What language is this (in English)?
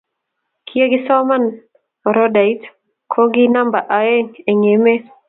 Kalenjin